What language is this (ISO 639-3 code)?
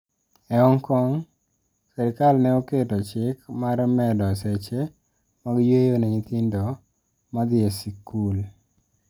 luo